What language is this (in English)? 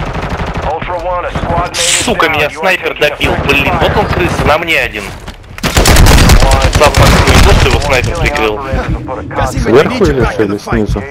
Russian